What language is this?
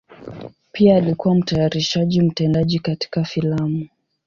Swahili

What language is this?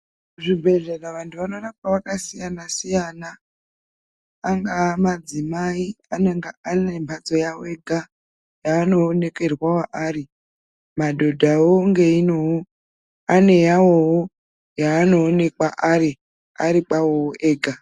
Ndau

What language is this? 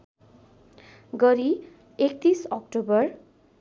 Nepali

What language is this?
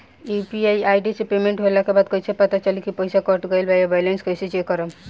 Bhojpuri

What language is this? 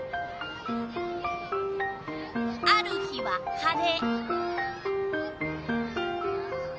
Japanese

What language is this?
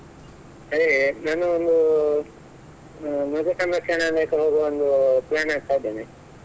Kannada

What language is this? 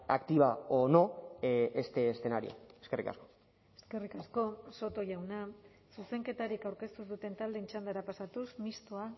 Basque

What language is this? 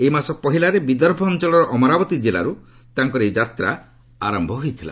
Odia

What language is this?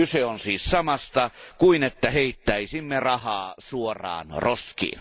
Finnish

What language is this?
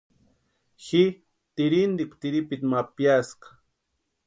Western Highland Purepecha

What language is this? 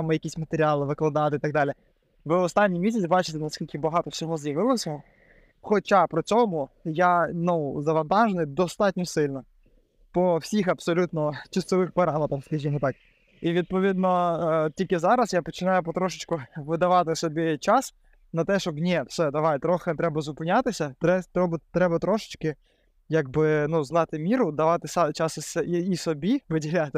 Ukrainian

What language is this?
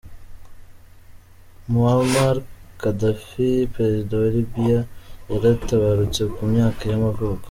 Kinyarwanda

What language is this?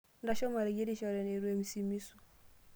Masai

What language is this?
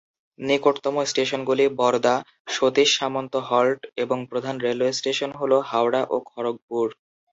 Bangla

